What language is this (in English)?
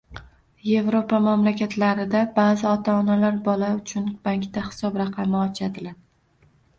Uzbek